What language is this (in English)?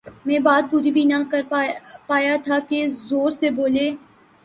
Urdu